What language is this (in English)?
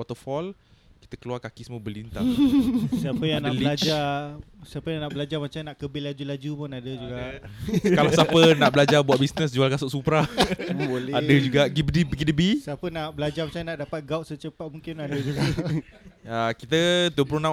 Malay